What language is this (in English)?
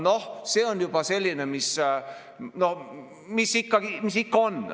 Estonian